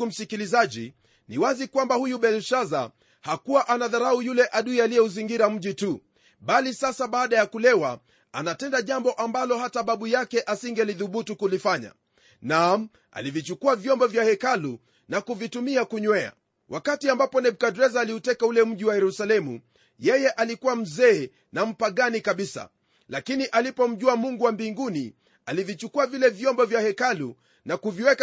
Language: Swahili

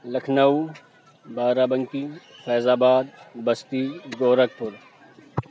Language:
Urdu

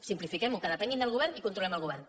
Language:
Catalan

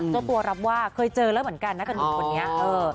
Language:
Thai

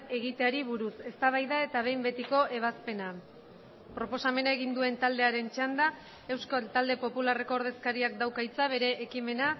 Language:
Basque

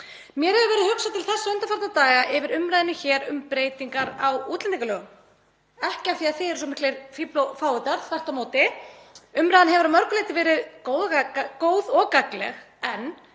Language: Icelandic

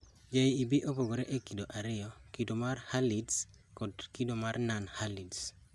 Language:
Luo (Kenya and Tanzania)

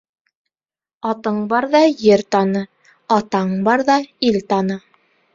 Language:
Bashkir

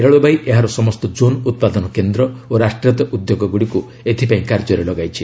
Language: Odia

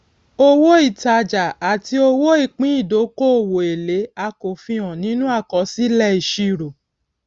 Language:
Yoruba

